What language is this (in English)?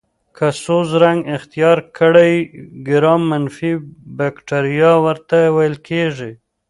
Pashto